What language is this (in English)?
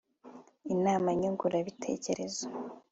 Kinyarwanda